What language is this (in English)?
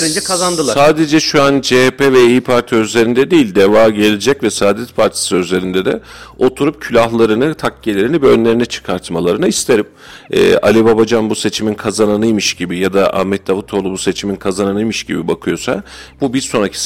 Turkish